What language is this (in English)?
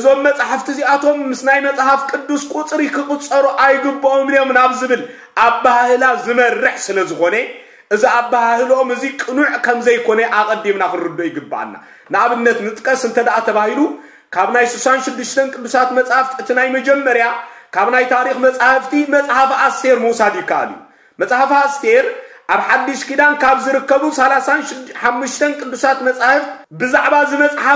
Arabic